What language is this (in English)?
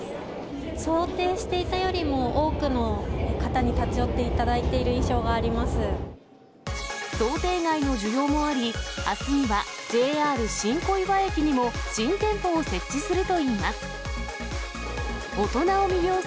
Japanese